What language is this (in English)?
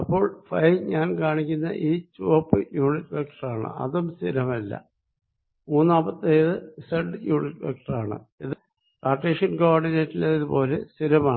Malayalam